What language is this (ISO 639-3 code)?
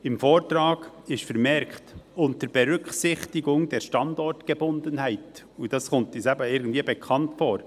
gsw